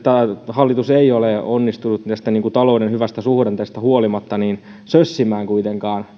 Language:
Finnish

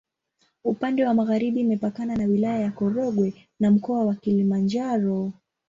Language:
Swahili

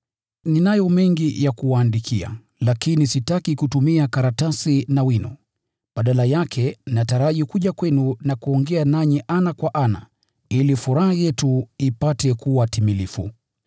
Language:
Swahili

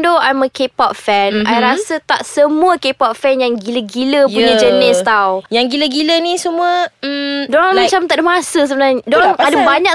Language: Malay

